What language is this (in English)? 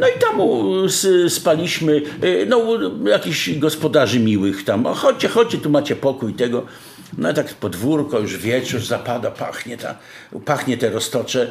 Polish